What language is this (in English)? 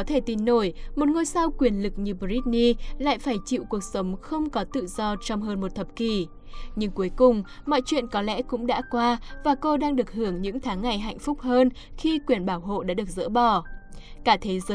Vietnamese